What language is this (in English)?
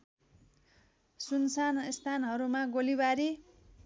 Nepali